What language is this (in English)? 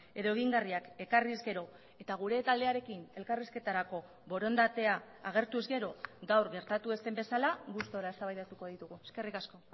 Basque